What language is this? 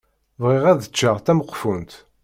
Kabyle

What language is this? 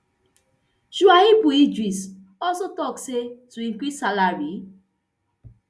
Nigerian Pidgin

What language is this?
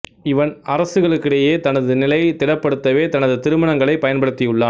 Tamil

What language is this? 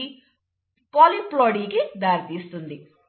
Telugu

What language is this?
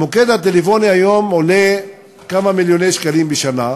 Hebrew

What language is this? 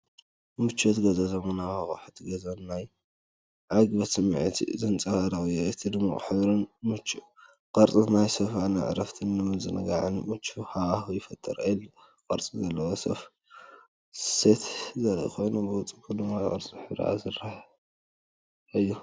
Tigrinya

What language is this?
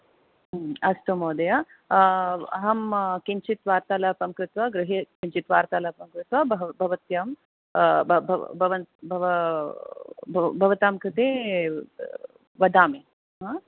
Sanskrit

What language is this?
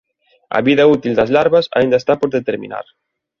Galician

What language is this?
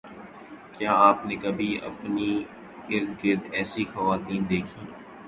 Urdu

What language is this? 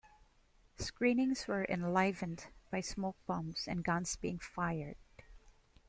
English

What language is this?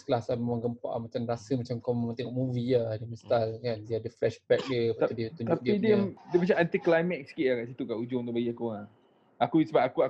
Malay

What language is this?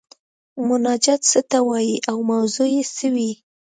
Pashto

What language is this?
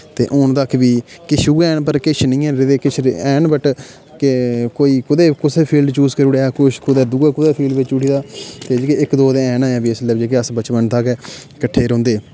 Dogri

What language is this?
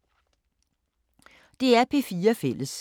Danish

